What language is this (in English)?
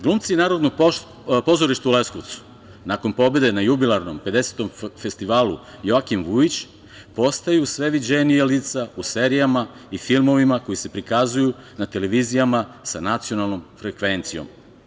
Serbian